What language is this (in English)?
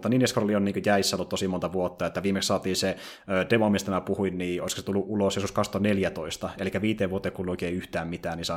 Finnish